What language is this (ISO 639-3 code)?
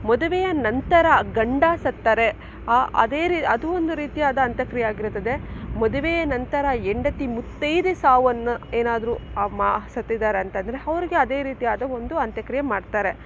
kan